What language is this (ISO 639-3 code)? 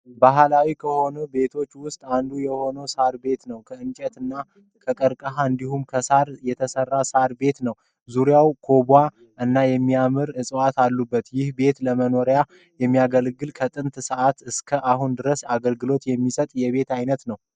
amh